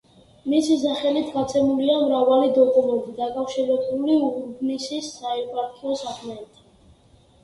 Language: Georgian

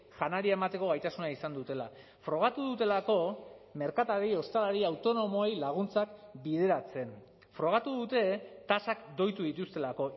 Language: Basque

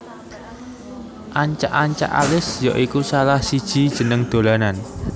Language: Javanese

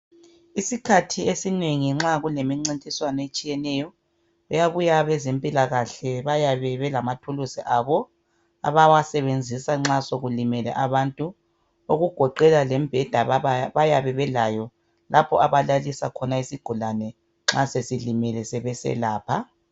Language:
North Ndebele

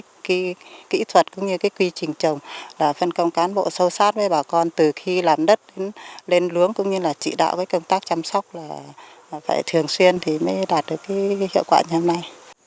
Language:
Vietnamese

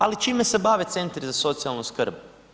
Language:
Croatian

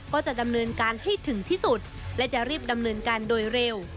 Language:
Thai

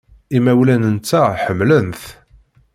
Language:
Kabyle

